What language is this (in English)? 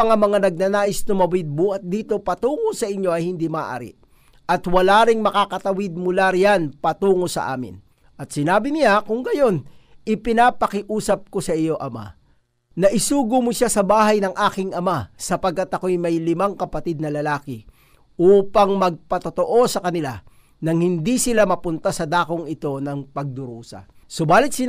Filipino